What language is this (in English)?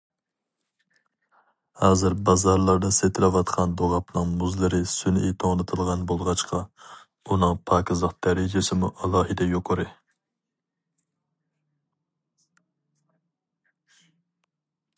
Uyghur